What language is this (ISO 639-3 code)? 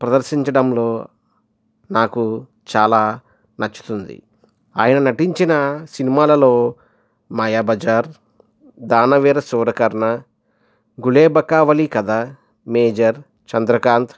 tel